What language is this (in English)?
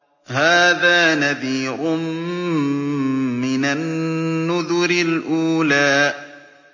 Arabic